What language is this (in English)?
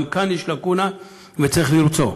Hebrew